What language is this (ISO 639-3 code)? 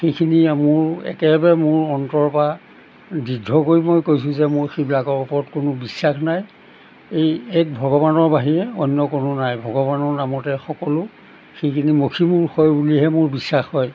asm